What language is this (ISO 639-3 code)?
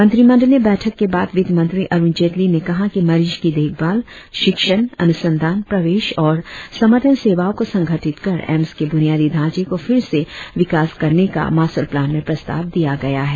hin